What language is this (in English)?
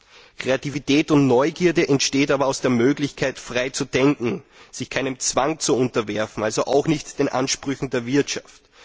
German